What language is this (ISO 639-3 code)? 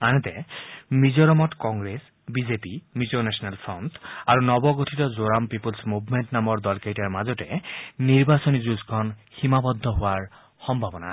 asm